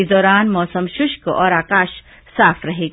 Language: Hindi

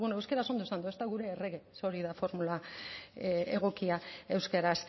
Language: Basque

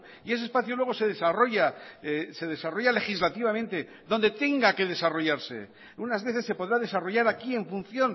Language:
Spanish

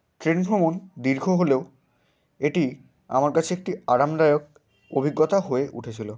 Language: Bangla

